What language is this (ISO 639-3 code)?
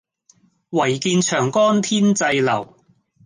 yue